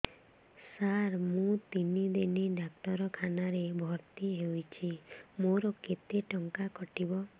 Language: Odia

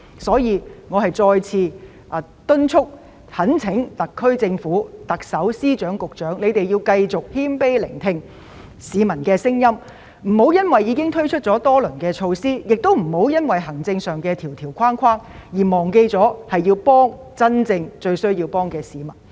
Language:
Cantonese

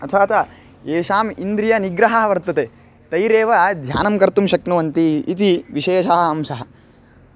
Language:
Sanskrit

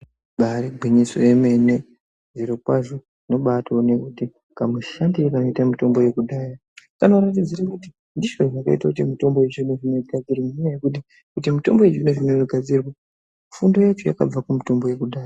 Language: Ndau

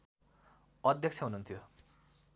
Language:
Nepali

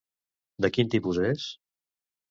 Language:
Catalan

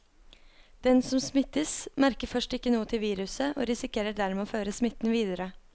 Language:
Norwegian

